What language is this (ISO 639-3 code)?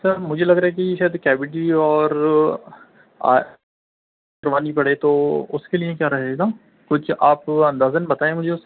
urd